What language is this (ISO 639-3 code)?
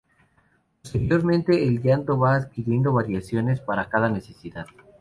spa